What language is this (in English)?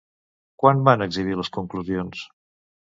Catalan